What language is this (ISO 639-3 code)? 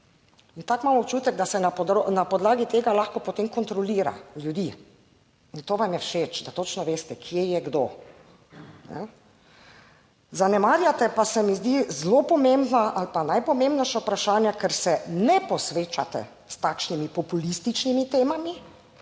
slv